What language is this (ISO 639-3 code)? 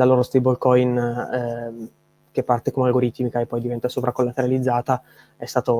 ita